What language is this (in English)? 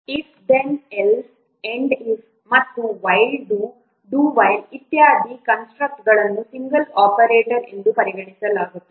Kannada